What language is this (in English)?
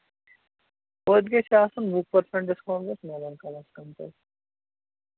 Kashmiri